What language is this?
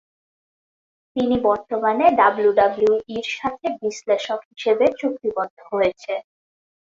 Bangla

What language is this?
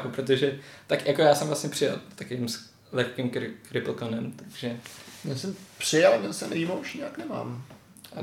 Czech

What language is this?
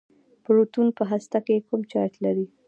Pashto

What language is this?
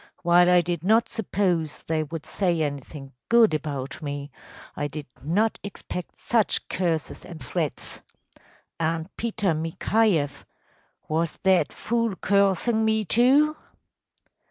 English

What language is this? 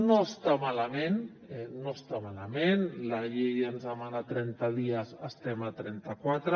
Catalan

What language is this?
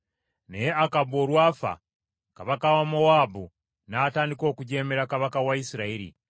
Ganda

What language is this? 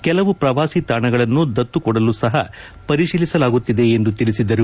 Kannada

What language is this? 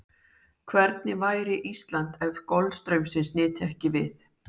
Icelandic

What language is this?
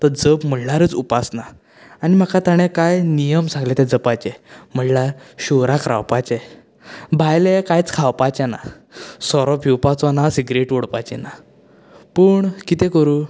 Konkani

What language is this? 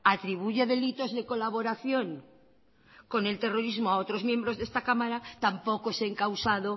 Spanish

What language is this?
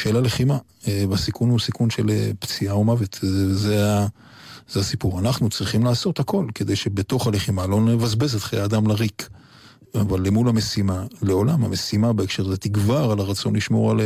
Hebrew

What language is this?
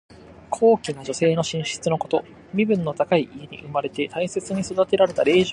Japanese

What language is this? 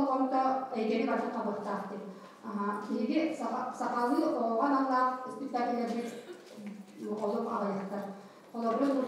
Turkish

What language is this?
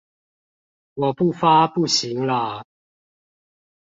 Chinese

